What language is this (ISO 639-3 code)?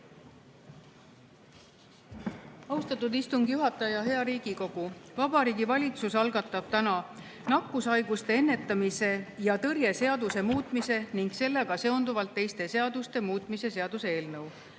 est